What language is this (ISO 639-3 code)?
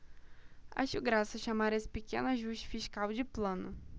por